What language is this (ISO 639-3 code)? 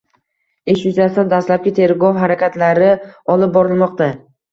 uzb